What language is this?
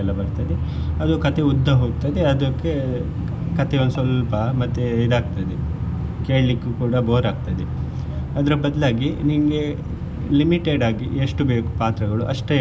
Kannada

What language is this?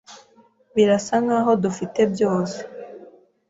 Kinyarwanda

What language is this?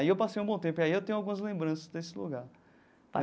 Portuguese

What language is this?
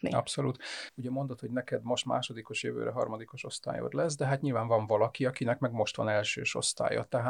Hungarian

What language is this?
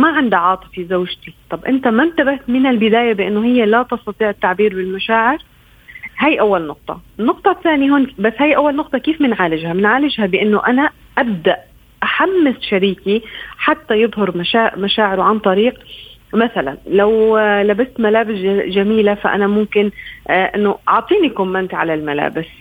Arabic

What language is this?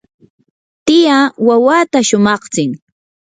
Yanahuanca Pasco Quechua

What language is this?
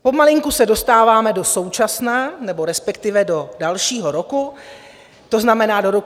Czech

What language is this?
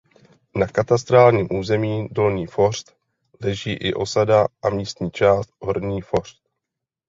Czech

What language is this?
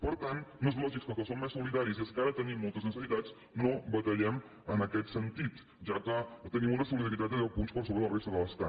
Catalan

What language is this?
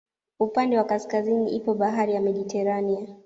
Swahili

